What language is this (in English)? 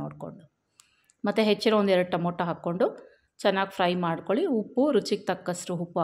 Kannada